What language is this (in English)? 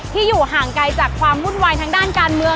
Thai